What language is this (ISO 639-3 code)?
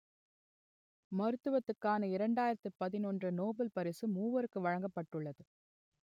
tam